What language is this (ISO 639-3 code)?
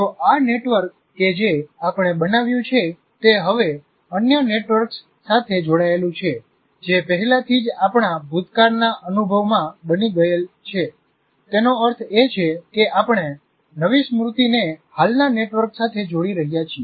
guj